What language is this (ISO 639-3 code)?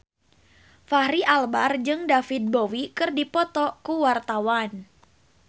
sun